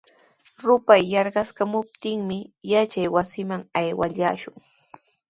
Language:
Sihuas Ancash Quechua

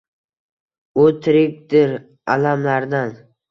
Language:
Uzbek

